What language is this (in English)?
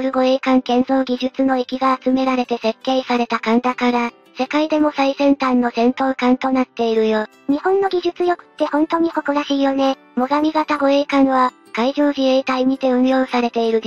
Japanese